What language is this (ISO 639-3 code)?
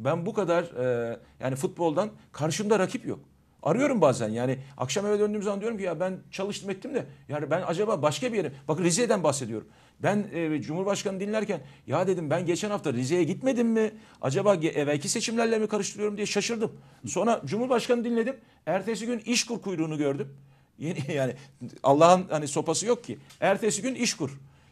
tur